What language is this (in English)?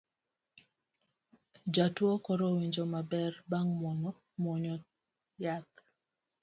Luo (Kenya and Tanzania)